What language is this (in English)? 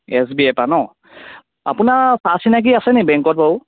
Assamese